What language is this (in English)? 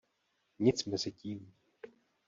Czech